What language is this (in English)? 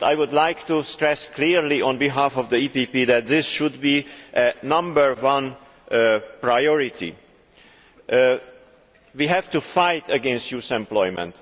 English